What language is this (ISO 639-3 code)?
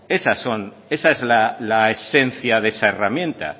spa